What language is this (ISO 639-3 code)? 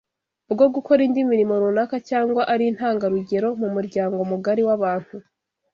kin